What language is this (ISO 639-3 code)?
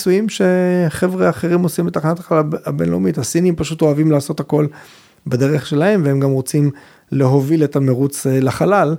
heb